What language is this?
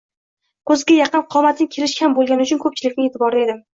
Uzbek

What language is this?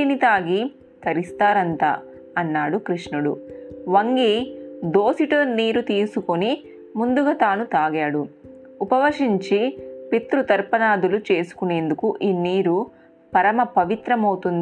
Telugu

